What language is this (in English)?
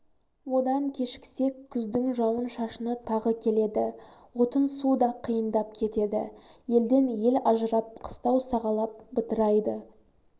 Kazakh